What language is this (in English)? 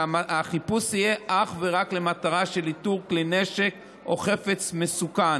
Hebrew